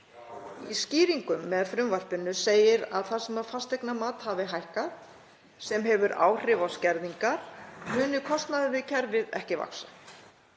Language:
Icelandic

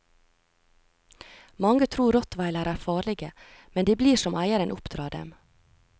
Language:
Norwegian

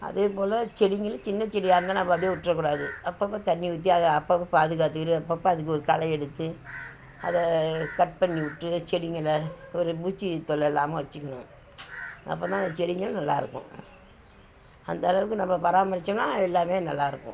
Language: Tamil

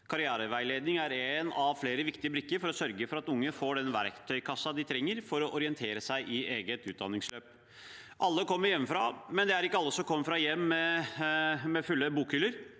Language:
Norwegian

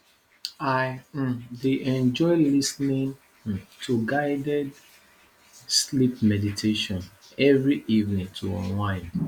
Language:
Nigerian Pidgin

